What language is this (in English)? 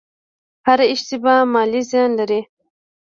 Pashto